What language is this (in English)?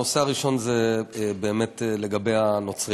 Hebrew